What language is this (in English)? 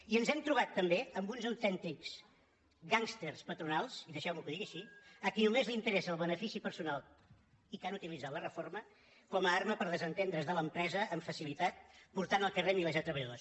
Catalan